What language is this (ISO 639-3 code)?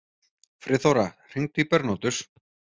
isl